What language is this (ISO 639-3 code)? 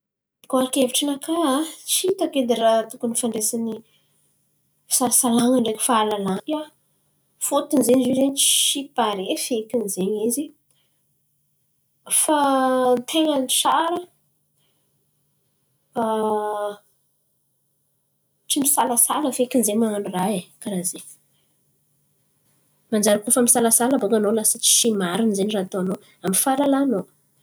xmv